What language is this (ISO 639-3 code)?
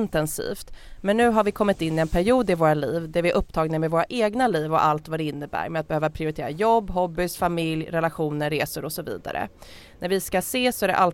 swe